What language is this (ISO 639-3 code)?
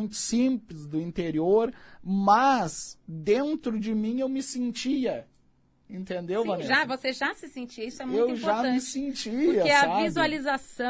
por